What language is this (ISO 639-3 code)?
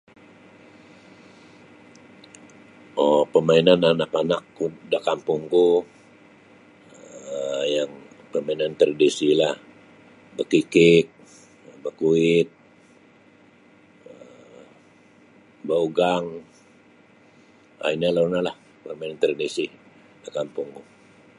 bsy